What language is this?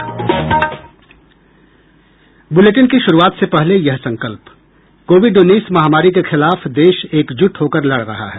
Hindi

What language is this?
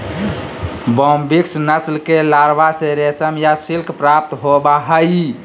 Magahi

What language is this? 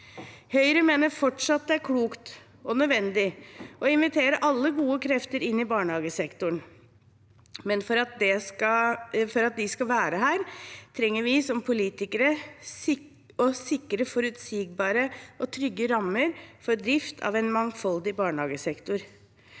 Norwegian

